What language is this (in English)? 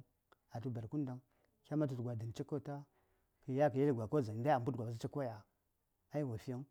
Saya